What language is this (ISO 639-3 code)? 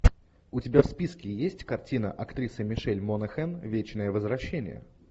rus